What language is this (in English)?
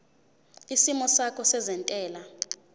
Zulu